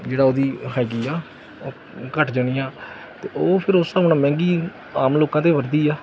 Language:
Punjabi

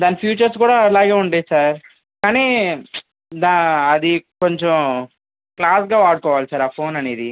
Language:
Telugu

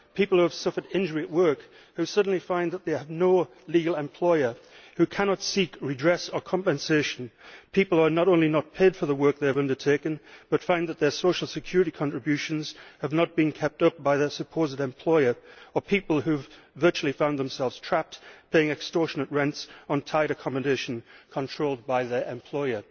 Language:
English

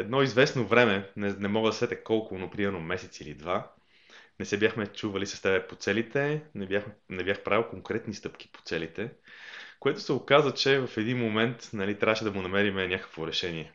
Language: Bulgarian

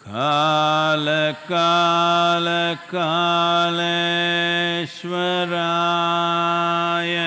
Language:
French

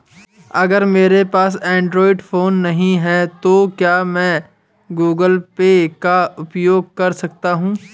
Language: Hindi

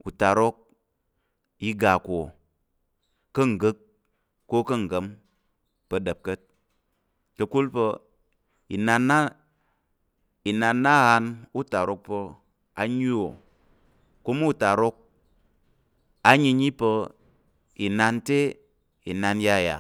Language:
Tarok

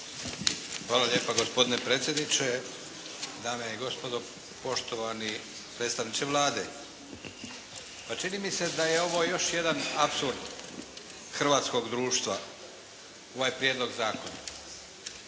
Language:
Croatian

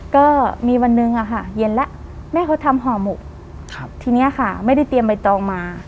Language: Thai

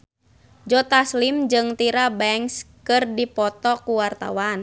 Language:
Sundanese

